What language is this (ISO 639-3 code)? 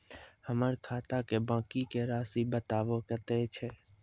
mai